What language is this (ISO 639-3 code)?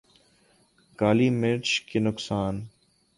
urd